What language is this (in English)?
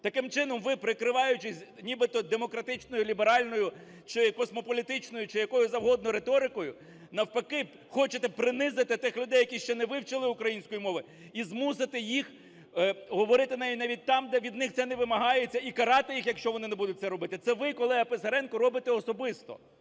Ukrainian